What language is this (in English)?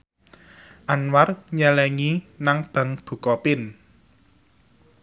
Javanese